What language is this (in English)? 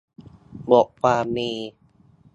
Thai